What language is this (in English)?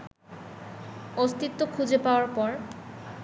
Bangla